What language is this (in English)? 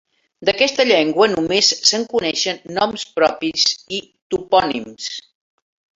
Catalan